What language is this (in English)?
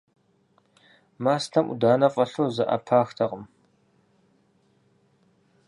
Kabardian